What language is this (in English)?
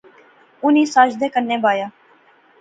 Pahari-Potwari